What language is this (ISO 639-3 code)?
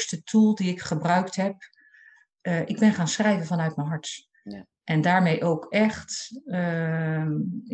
nld